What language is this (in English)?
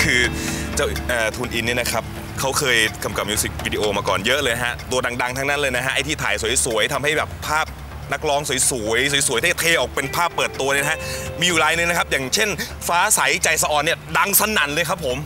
Thai